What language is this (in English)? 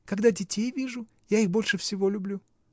Russian